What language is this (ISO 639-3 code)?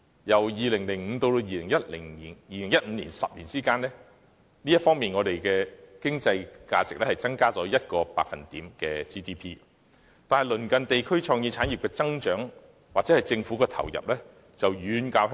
yue